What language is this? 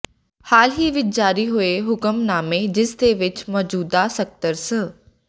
Punjabi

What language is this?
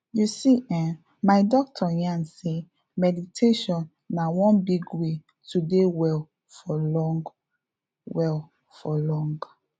Nigerian Pidgin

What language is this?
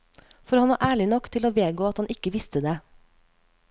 Norwegian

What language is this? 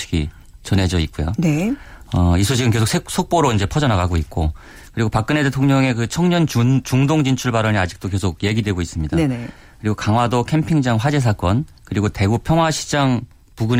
Korean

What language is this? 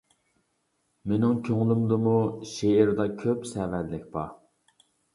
Uyghur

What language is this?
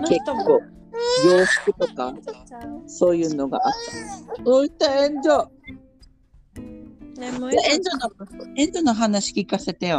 Japanese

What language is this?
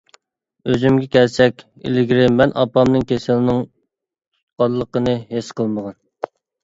Uyghur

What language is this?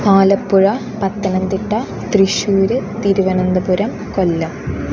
Malayalam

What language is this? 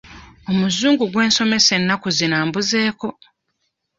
Ganda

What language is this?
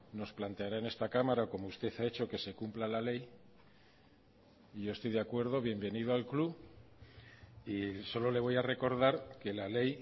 Spanish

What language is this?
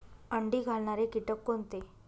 Marathi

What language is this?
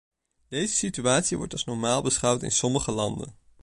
Dutch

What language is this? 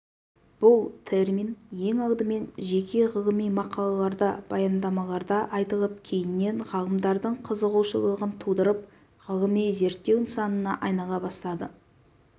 Kazakh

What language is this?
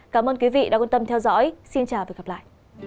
Vietnamese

